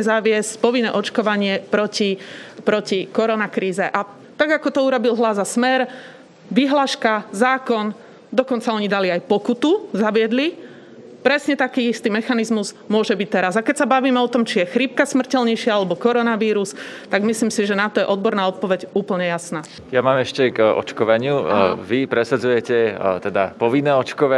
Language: Slovak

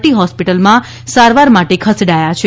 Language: Gujarati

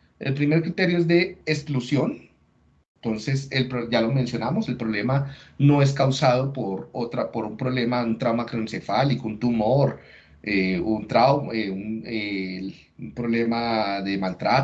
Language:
Spanish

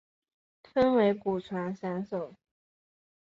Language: Chinese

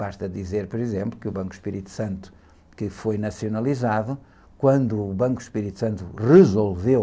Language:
Portuguese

